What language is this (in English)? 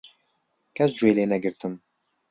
Central Kurdish